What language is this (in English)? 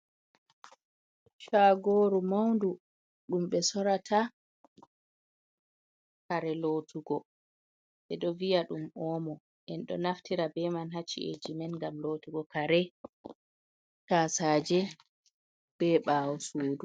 Fula